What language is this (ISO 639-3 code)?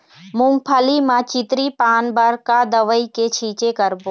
hne